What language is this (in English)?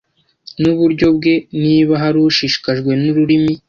Kinyarwanda